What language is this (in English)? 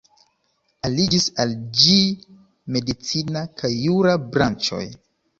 Esperanto